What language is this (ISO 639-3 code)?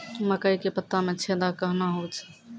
mai